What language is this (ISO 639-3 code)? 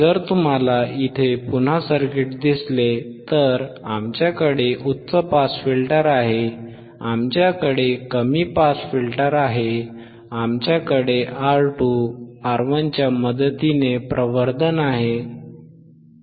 mar